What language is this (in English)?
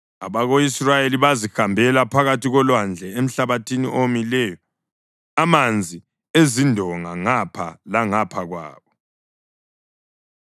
North Ndebele